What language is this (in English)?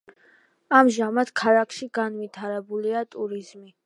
Georgian